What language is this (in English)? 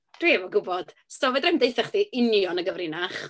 Welsh